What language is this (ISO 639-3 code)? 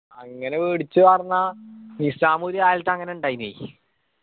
mal